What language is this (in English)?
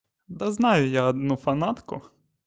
Russian